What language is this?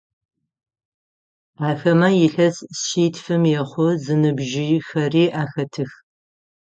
Adyghe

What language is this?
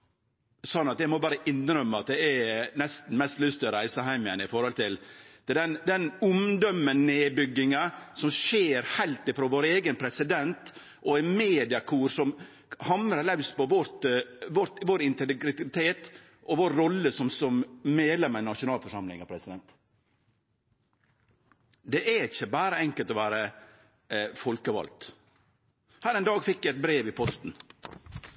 Norwegian Nynorsk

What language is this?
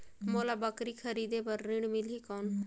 Chhattisgarhi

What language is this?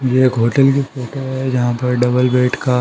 Hindi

